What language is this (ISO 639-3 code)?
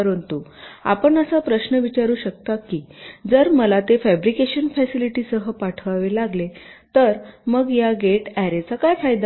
mar